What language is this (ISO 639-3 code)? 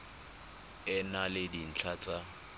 tsn